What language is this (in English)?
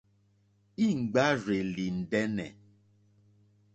Mokpwe